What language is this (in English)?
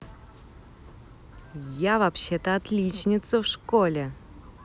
Russian